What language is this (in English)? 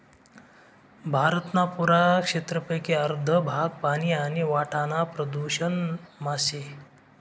Marathi